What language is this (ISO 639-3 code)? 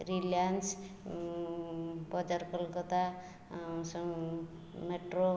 ori